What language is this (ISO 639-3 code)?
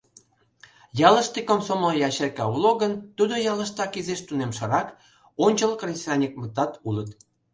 chm